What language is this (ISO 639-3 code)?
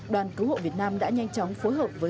vie